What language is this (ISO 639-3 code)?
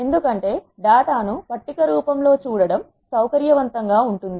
tel